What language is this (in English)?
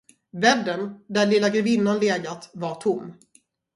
Swedish